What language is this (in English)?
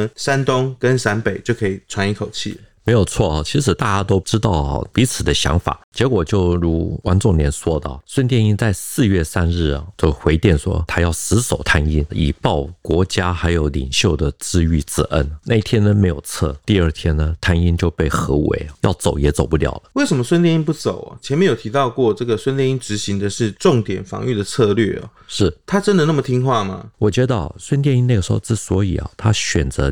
Chinese